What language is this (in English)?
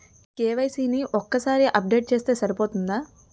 Telugu